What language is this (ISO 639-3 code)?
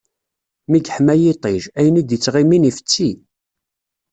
kab